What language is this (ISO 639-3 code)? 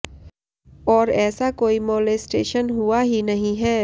hin